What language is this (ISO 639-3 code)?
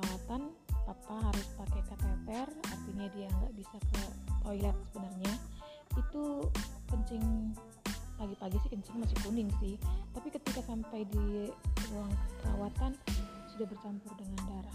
ind